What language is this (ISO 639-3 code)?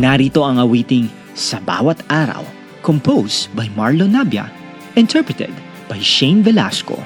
fil